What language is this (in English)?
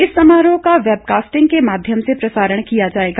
Hindi